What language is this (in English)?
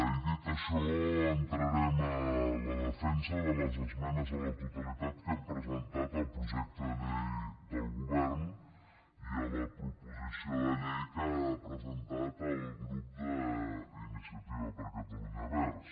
Catalan